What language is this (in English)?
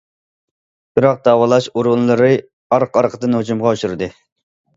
Uyghur